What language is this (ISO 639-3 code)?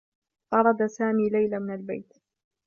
ara